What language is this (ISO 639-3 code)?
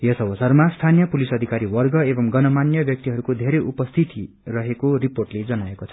nep